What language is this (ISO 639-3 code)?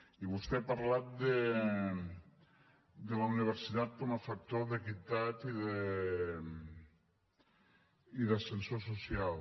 cat